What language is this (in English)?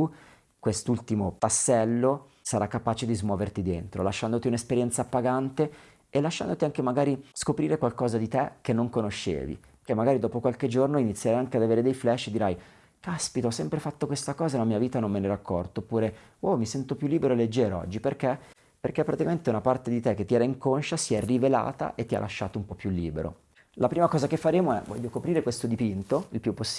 Italian